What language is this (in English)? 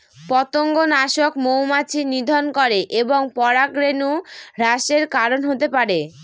Bangla